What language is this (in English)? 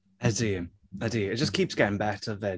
Welsh